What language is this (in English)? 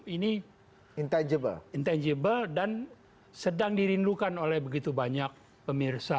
Indonesian